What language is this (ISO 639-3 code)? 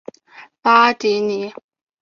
zho